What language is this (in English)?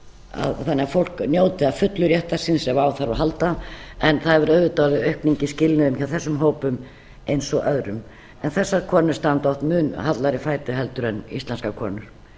Icelandic